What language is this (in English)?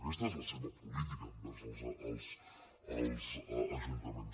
Catalan